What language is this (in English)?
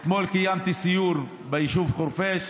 Hebrew